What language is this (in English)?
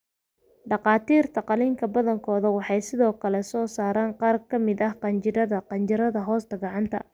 Somali